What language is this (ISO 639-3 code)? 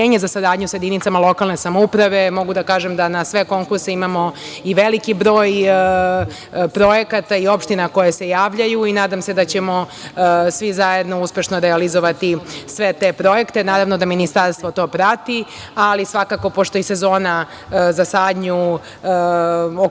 srp